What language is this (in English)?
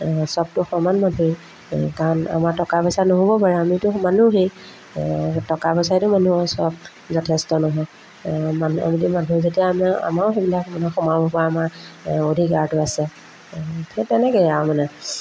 Assamese